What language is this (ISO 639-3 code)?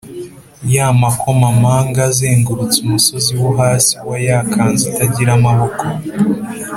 kin